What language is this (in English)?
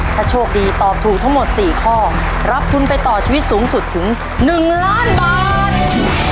Thai